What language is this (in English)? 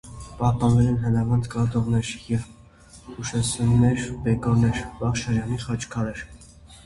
Armenian